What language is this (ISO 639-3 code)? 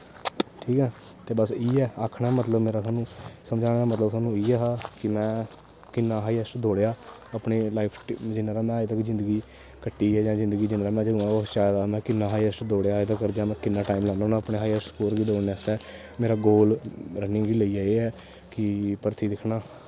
doi